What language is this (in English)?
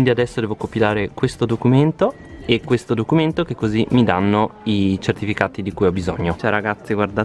Italian